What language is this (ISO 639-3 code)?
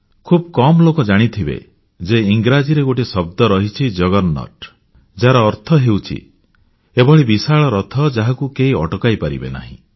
ori